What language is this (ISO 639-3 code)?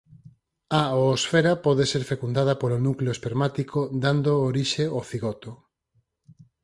glg